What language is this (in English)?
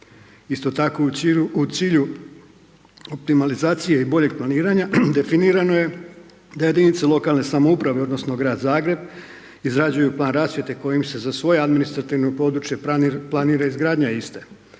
Croatian